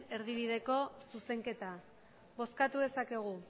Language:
Basque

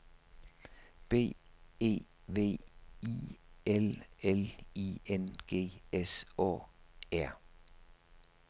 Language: Danish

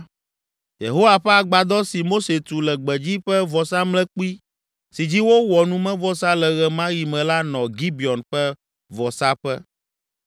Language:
Ewe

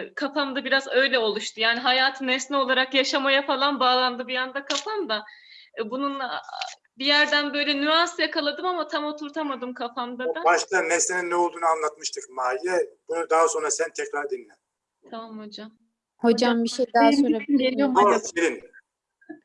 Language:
Turkish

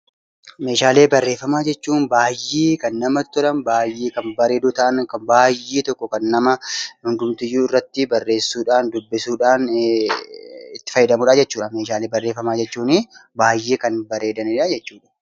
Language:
Oromo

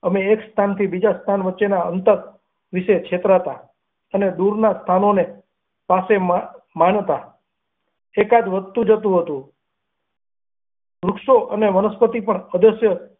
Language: Gujarati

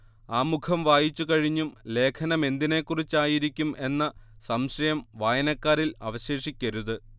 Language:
Malayalam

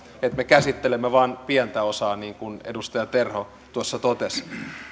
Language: Finnish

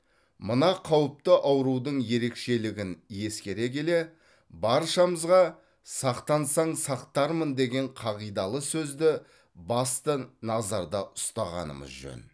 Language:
Kazakh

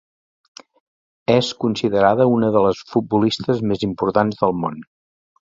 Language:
Catalan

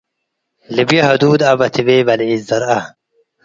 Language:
Tigre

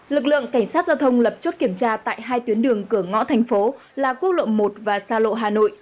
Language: Vietnamese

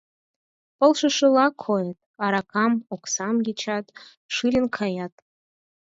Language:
Mari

